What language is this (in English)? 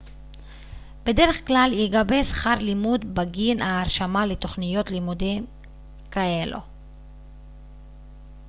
Hebrew